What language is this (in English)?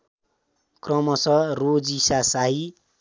Nepali